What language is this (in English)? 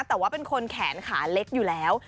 Thai